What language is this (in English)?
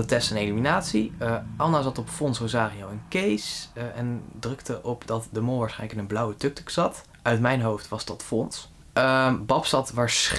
Dutch